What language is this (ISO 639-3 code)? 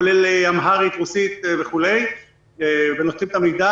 heb